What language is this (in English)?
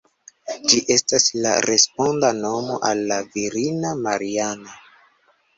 Esperanto